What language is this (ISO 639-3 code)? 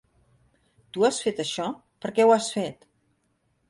cat